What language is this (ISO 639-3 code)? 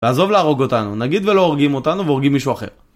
heb